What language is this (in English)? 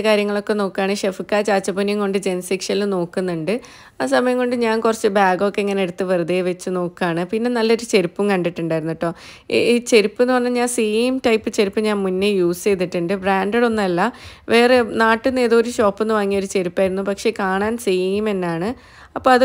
Arabic